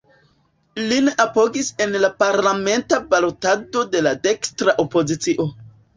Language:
Esperanto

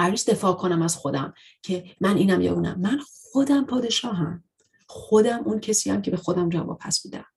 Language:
Persian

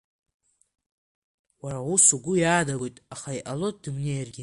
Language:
Abkhazian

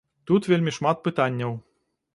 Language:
Belarusian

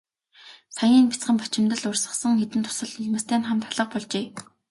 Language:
Mongolian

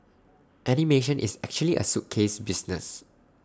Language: English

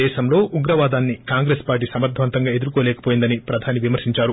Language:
Telugu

